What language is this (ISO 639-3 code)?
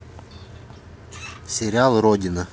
rus